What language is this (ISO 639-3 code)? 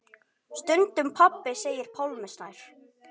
isl